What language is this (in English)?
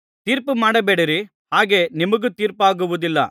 Kannada